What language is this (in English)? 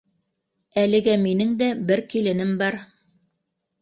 Bashkir